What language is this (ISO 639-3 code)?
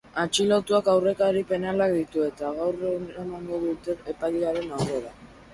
eus